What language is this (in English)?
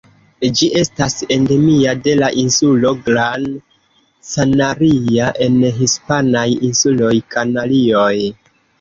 Esperanto